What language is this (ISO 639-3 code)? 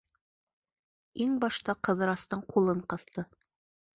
bak